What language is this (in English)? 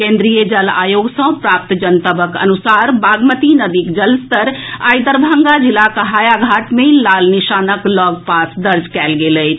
Maithili